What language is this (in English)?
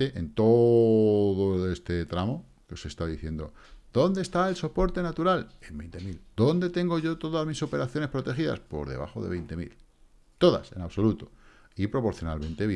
Spanish